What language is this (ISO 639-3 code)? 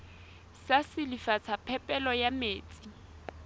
sot